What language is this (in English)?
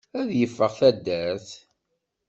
Kabyle